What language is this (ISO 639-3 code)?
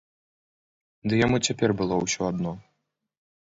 bel